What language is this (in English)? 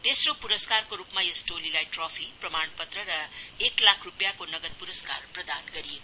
Nepali